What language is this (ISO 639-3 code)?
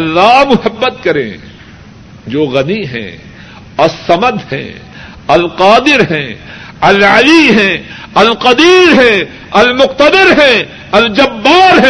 urd